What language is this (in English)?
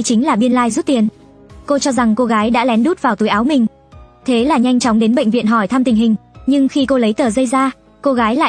Vietnamese